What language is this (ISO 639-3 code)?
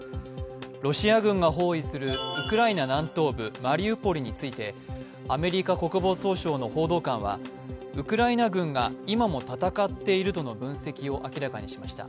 jpn